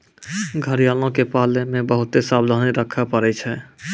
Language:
Maithili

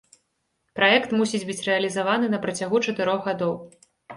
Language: Belarusian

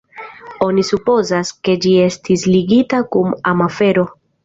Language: Esperanto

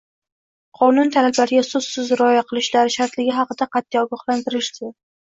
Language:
Uzbek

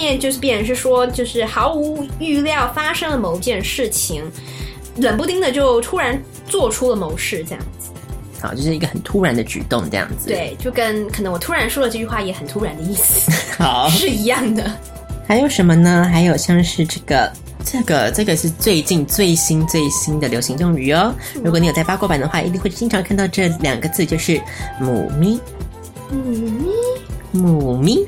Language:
Chinese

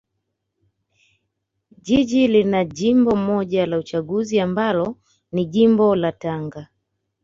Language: Swahili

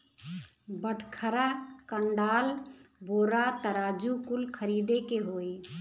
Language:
Bhojpuri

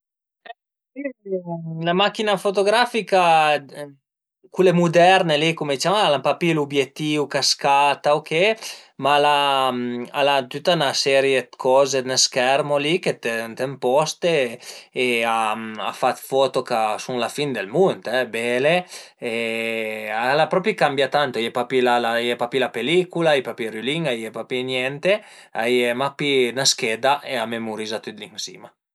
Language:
Piedmontese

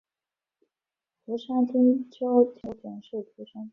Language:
Chinese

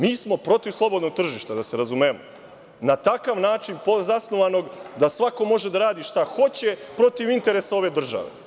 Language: Serbian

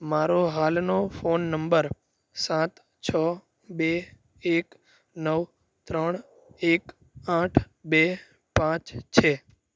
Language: Gujarati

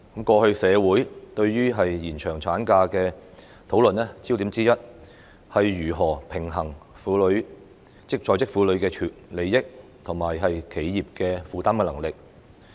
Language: Cantonese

